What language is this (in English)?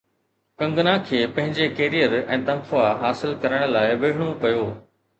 Sindhi